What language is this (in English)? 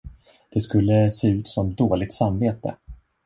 Swedish